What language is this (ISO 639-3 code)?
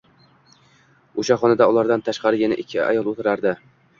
uzb